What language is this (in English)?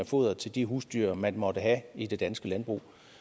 Danish